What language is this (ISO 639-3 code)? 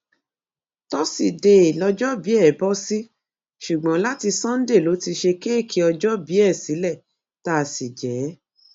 yor